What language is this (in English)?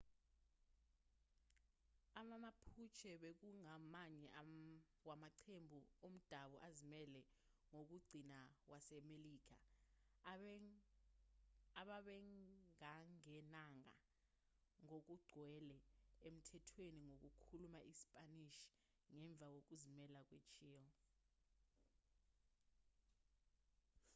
Zulu